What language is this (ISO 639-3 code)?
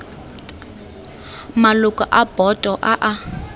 tsn